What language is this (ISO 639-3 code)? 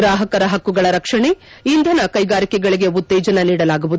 kan